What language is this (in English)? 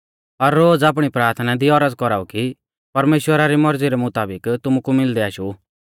Mahasu Pahari